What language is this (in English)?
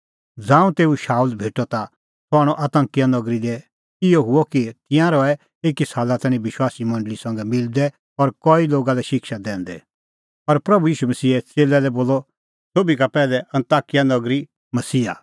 Kullu Pahari